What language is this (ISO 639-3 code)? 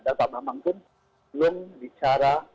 ind